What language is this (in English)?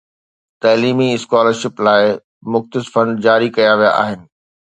Sindhi